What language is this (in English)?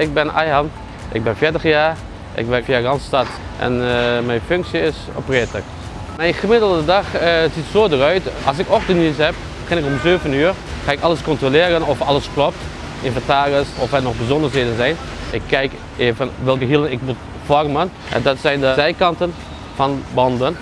Dutch